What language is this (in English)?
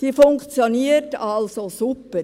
Swiss German